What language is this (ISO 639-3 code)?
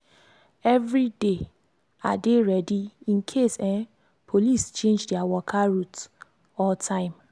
pcm